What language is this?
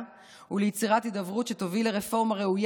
Hebrew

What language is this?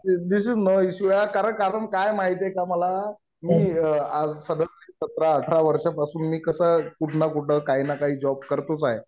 Marathi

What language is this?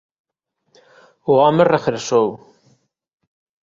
Galician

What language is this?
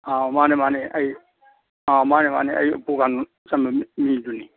Manipuri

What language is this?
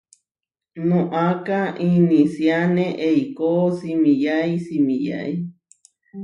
Huarijio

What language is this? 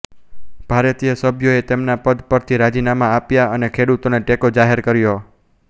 Gujarati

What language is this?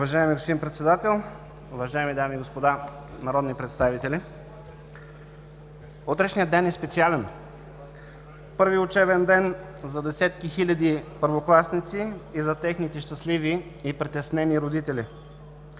Bulgarian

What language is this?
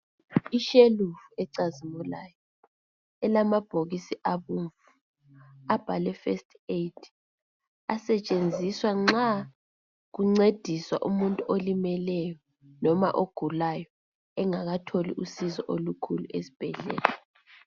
North Ndebele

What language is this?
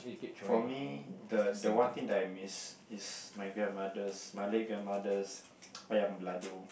English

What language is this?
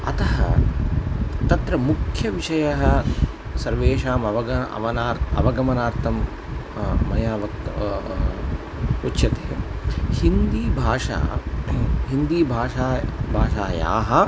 Sanskrit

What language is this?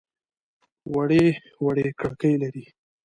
Pashto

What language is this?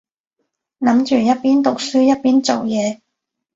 Cantonese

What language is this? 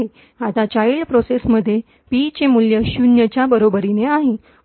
Marathi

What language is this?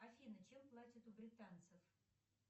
Russian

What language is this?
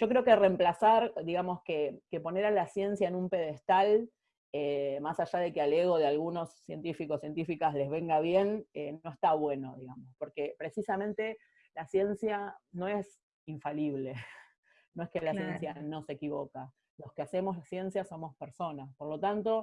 Spanish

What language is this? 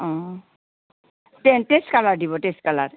Assamese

